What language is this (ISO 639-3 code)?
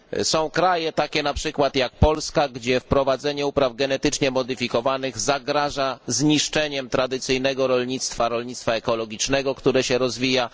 pol